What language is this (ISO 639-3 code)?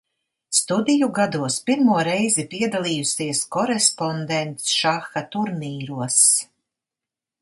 lav